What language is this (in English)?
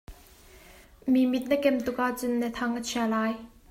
Hakha Chin